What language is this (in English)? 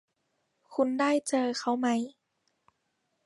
Thai